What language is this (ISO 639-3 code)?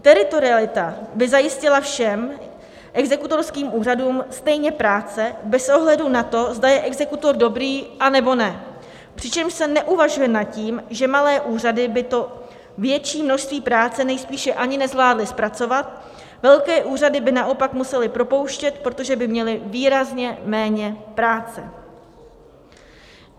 ces